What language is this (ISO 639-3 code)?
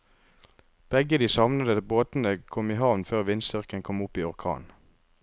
nor